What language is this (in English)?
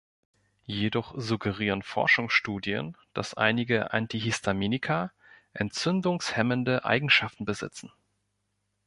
German